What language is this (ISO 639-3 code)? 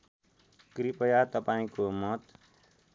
nep